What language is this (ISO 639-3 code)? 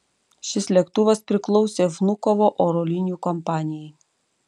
lit